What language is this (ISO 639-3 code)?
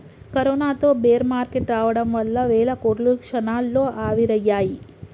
tel